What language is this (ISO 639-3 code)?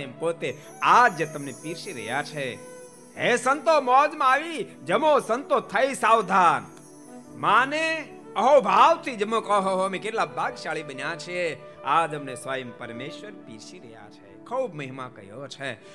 guj